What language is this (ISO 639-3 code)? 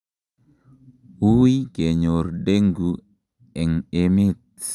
kln